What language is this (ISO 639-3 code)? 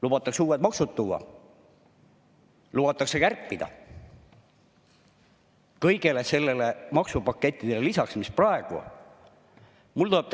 est